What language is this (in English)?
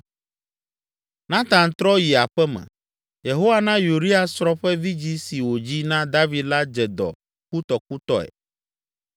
Ewe